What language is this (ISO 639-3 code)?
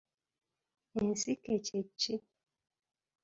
lug